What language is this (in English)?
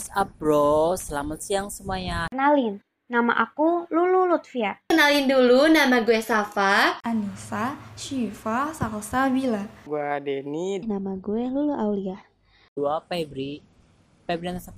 Indonesian